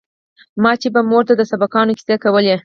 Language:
Pashto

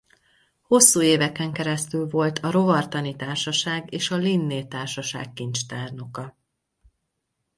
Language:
Hungarian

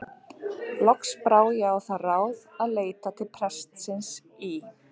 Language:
Icelandic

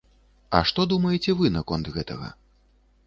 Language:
Belarusian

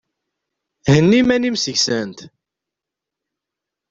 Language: Kabyle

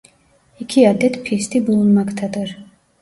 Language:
Turkish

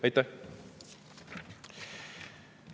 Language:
Estonian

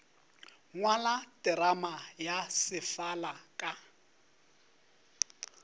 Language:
Northern Sotho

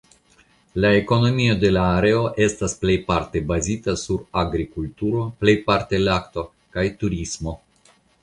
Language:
Esperanto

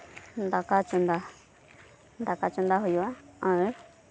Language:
Santali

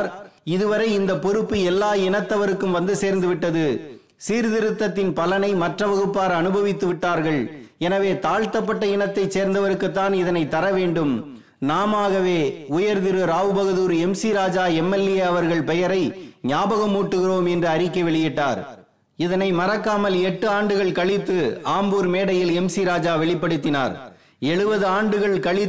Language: Tamil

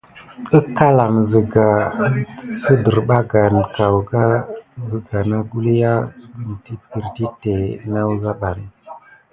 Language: Gidar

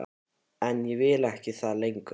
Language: Icelandic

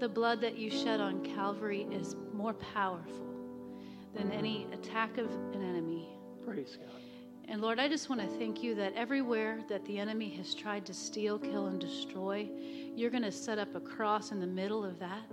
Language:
English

